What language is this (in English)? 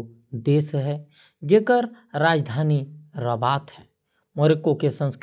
Korwa